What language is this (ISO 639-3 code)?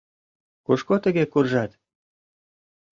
chm